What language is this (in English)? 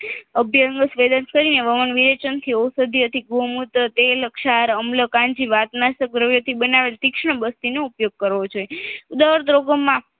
Gujarati